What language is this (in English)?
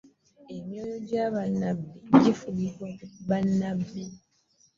Ganda